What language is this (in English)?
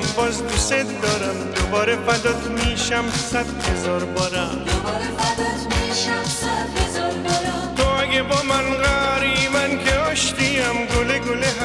Persian